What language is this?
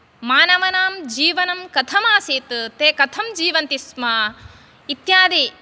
Sanskrit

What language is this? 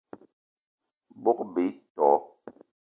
Eton (Cameroon)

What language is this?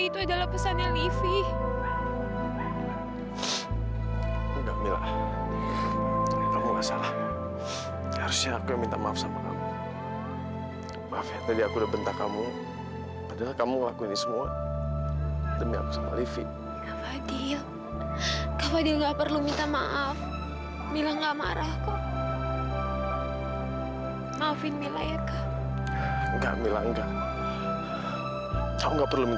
Indonesian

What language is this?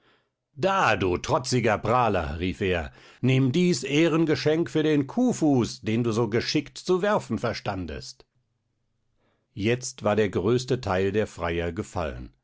German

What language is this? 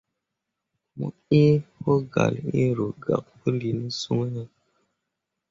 Mundang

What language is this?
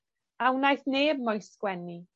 Welsh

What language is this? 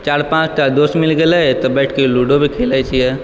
Maithili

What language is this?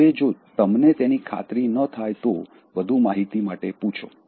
Gujarati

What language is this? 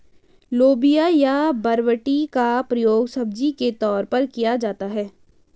Hindi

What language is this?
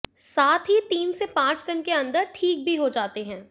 Hindi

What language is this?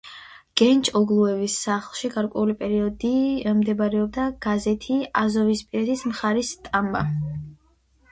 Georgian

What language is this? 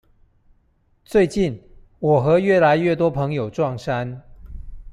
Chinese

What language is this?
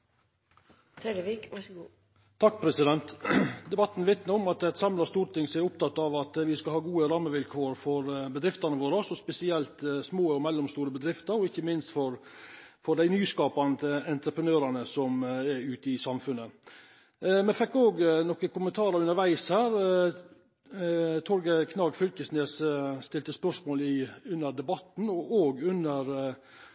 Norwegian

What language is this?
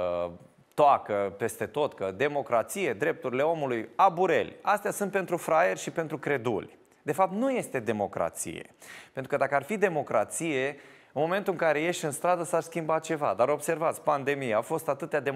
Romanian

